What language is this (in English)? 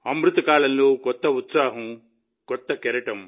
Telugu